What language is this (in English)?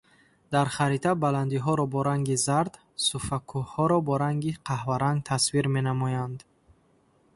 Tajik